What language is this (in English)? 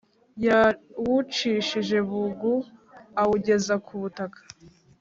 Kinyarwanda